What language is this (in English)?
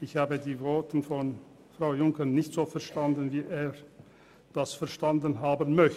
Swiss German